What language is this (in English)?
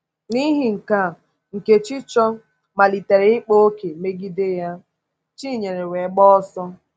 Igbo